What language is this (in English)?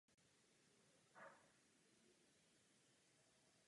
Czech